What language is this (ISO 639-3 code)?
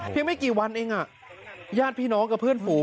tha